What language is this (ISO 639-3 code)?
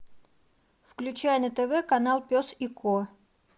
rus